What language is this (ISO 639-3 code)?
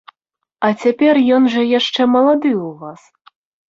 bel